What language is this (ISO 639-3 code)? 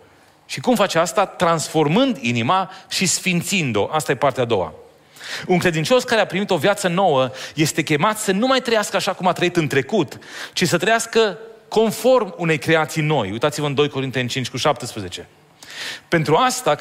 ron